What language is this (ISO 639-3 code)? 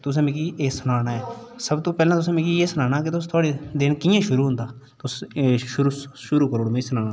doi